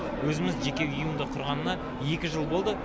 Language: Kazakh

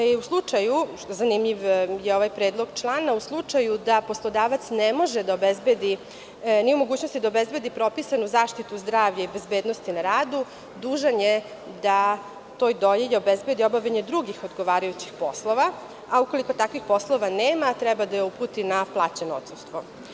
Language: Serbian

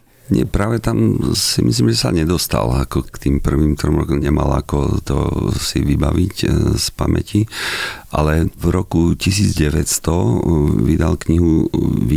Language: Slovak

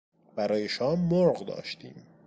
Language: Persian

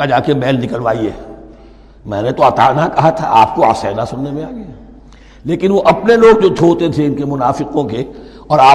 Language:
Urdu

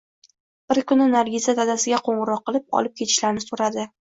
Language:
Uzbek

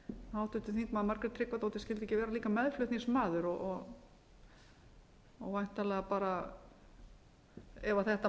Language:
Icelandic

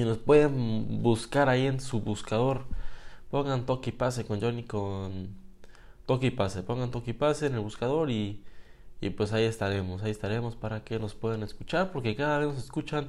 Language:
Spanish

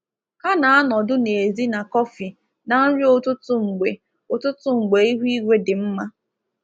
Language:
Igbo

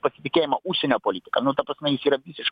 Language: Lithuanian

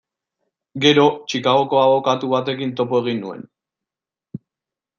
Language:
Basque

